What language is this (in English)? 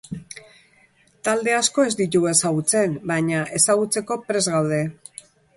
Basque